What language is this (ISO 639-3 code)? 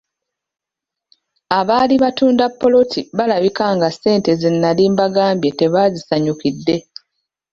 lug